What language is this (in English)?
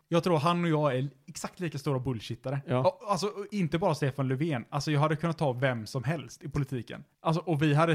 Swedish